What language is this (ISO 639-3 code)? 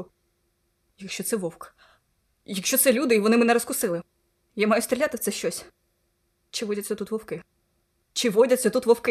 ukr